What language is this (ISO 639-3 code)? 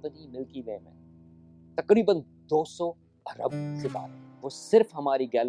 urd